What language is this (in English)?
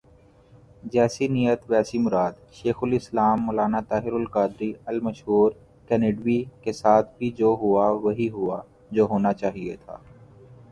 Urdu